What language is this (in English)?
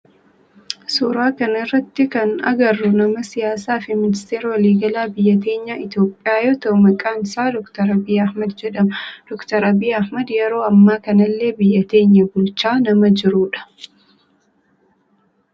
Oromo